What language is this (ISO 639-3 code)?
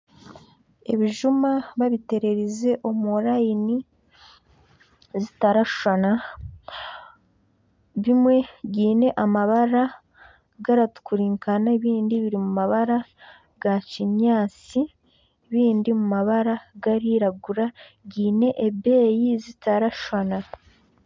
nyn